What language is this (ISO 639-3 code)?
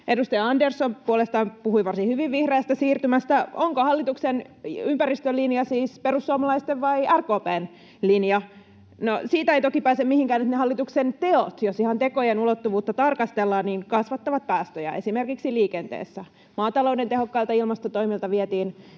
fin